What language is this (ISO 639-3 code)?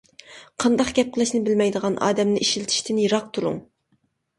uig